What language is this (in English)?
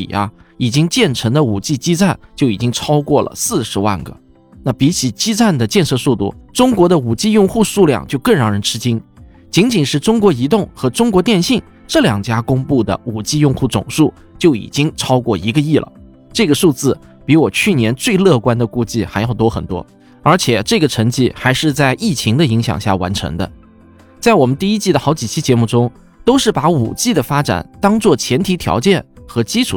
Chinese